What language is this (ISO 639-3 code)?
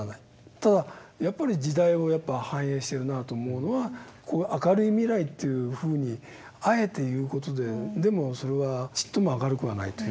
jpn